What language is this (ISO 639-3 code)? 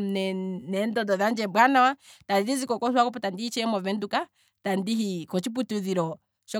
kwm